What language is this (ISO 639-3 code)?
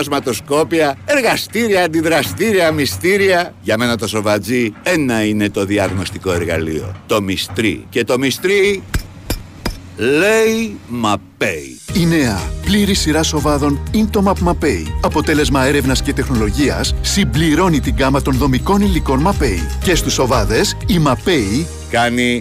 ell